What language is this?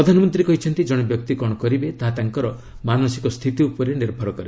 Odia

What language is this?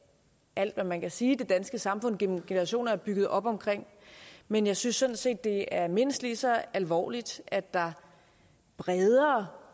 Danish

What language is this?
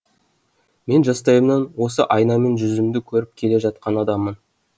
Kazakh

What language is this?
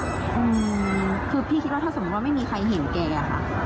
Thai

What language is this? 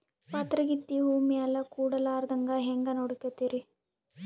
Kannada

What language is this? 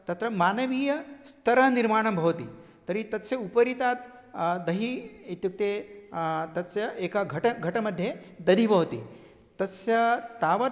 Sanskrit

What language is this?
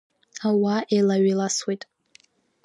Abkhazian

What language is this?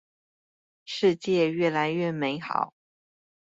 Chinese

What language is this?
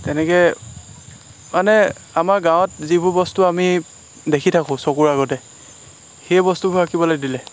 Assamese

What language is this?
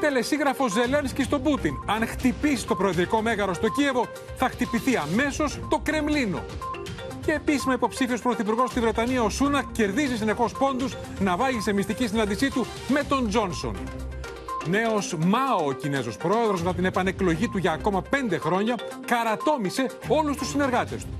Greek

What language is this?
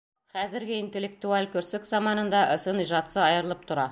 Bashkir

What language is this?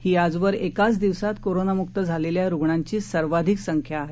Marathi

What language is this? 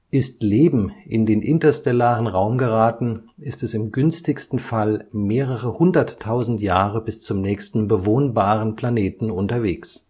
German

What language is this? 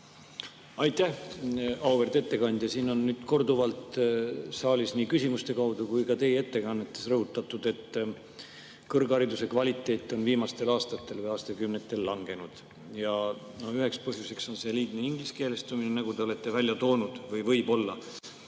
Estonian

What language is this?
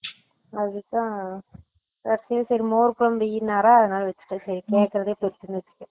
Tamil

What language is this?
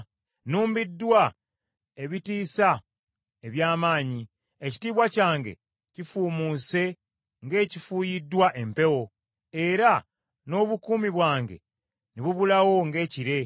Ganda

